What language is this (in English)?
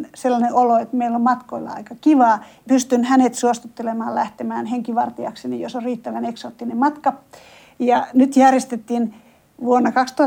Finnish